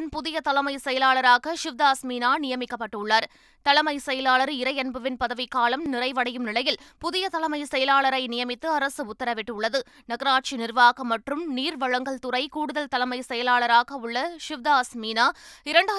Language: Tamil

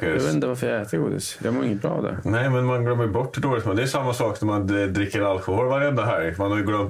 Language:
Swedish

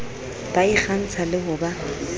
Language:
Southern Sotho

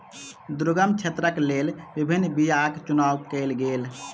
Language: Maithili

